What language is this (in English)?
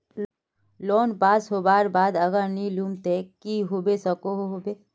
Magahi